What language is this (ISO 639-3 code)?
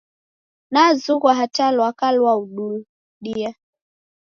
dav